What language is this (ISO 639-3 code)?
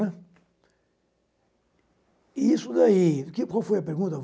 por